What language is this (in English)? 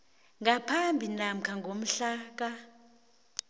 South Ndebele